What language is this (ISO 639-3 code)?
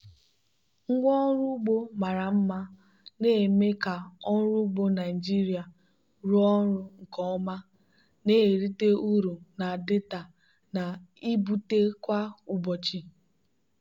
ibo